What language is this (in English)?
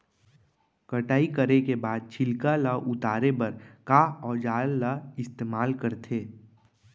Chhattisgarhi